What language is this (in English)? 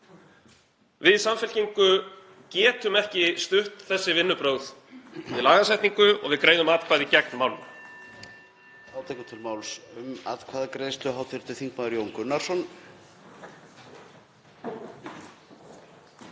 Icelandic